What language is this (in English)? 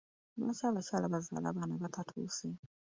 Ganda